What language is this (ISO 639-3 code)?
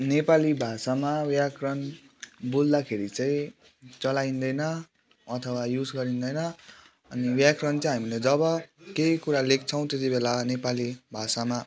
nep